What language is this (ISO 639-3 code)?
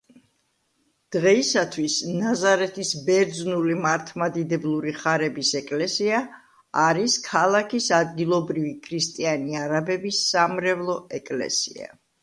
kat